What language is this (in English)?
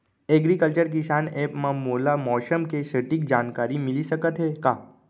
Chhattisgarhi